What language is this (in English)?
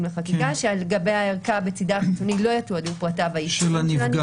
Hebrew